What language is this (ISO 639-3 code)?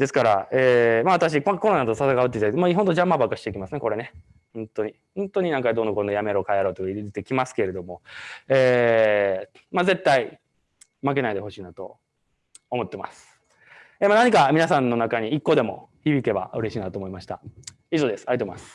jpn